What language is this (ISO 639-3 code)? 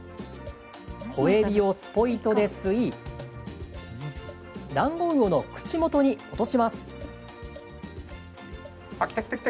jpn